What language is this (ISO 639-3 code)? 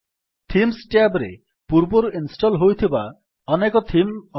ori